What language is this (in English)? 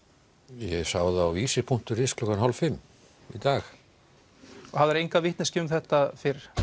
Icelandic